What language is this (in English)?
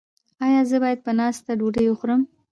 Pashto